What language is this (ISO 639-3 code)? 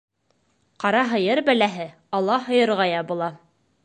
bak